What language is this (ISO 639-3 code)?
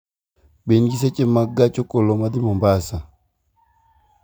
luo